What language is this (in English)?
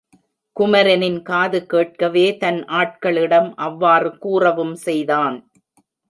Tamil